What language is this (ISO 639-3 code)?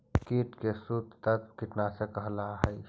mag